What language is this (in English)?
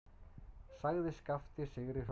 Icelandic